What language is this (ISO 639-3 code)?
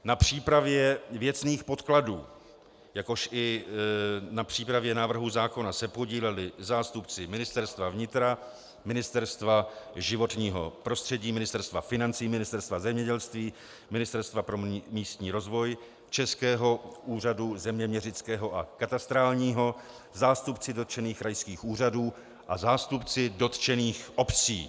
ces